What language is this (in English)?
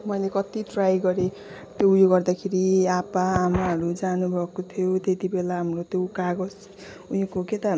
Nepali